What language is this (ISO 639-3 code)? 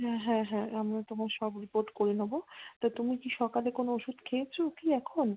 ben